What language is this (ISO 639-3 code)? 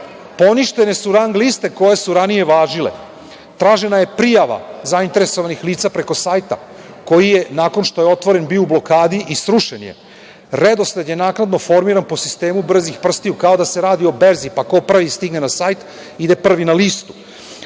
srp